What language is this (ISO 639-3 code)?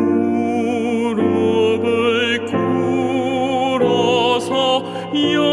kor